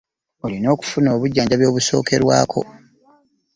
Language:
Ganda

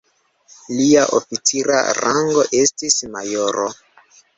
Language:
Esperanto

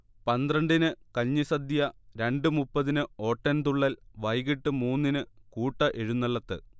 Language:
Malayalam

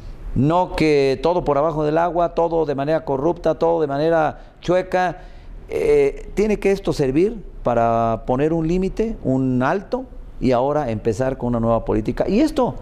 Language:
Spanish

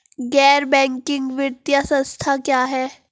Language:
Hindi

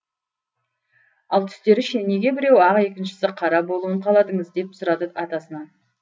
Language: Kazakh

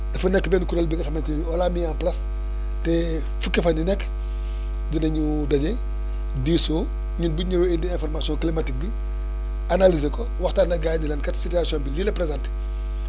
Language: Wolof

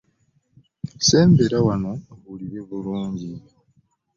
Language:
Ganda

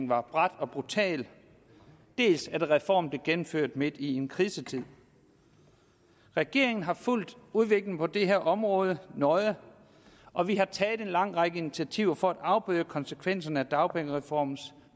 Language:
Danish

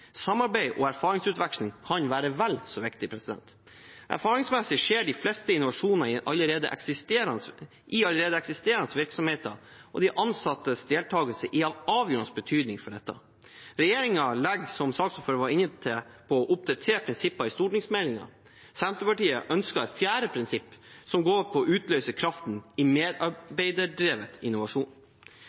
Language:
Norwegian Bokmål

